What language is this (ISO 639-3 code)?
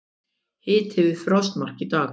isl